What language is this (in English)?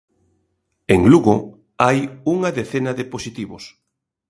Galician